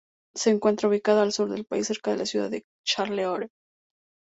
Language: Spanish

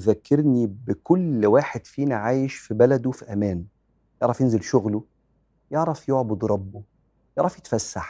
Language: Arabic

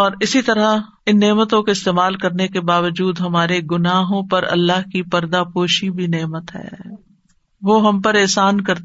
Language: Urdu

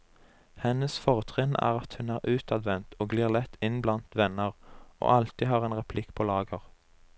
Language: Norwegian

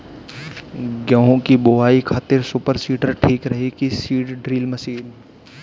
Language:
Bhojpuri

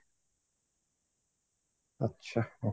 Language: Odia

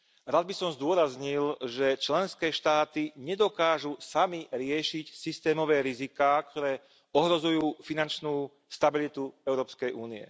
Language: Slovak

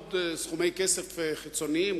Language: Hebrew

